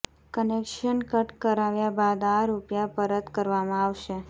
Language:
Gujarati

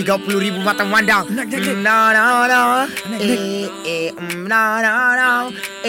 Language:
Malay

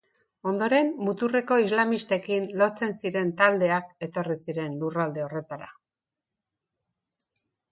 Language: Basque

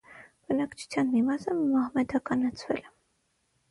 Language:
Armenian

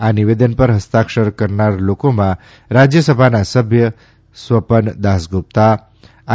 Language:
Gujarati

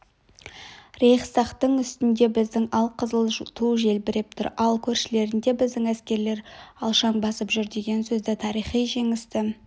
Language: Kazakh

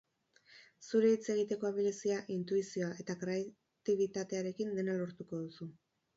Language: Basque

